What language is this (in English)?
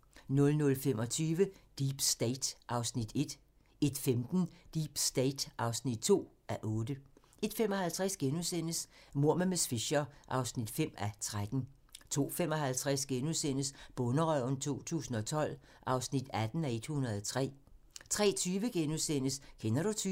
Danish